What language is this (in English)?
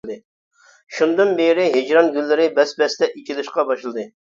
Uyghur